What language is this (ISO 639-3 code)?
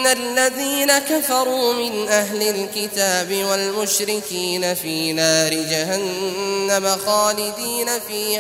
ara